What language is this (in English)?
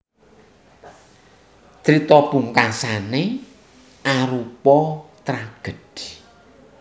Javanese